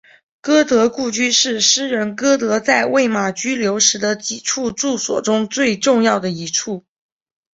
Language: Chinese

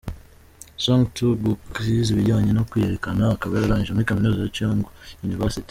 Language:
Kinyarwanda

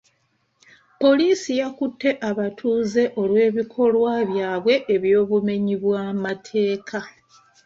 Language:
Ganda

